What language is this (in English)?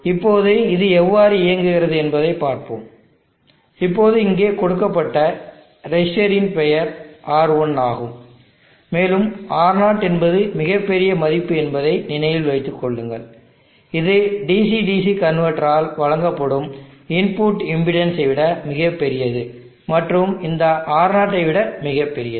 Tamil